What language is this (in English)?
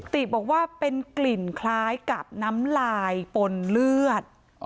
Thai